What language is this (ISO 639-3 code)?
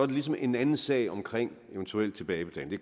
dan